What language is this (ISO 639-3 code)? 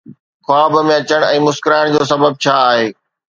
snd